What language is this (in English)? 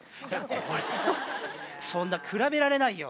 Japanese